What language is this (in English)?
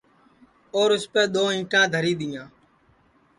Sansi